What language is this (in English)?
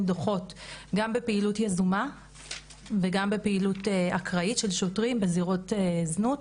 Hebrew